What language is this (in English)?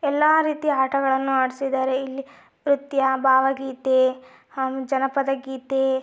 Kannada